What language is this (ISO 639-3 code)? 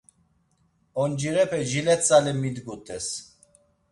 lzz